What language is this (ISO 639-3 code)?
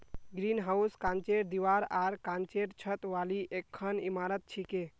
mag